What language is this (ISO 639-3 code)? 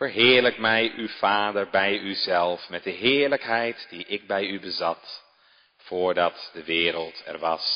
nld